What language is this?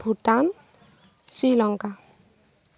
Assamese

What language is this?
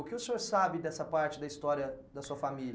Portuguese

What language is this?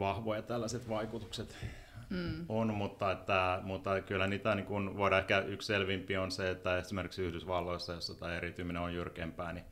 Finnish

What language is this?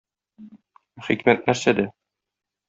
Tatar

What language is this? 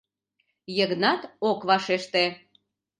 Mari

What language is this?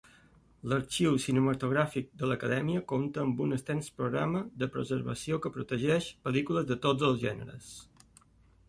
Catalan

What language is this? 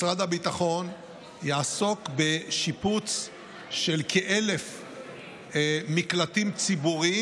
Hebrew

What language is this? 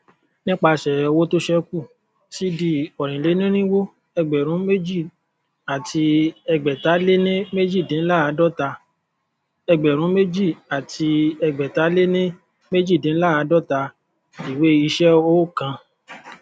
Yoruba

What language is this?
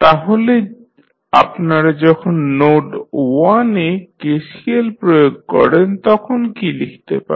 Bangla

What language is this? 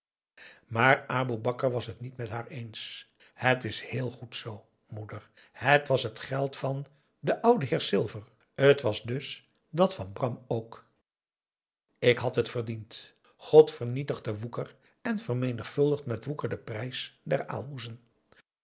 Dutch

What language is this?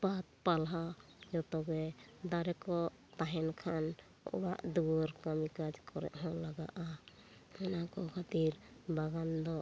Santali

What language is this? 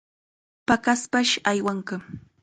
Chiquián Ancash Quechua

